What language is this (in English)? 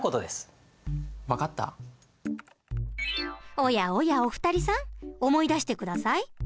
Japanese